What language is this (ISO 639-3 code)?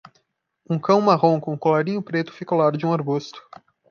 por